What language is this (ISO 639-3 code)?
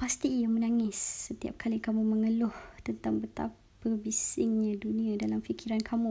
msa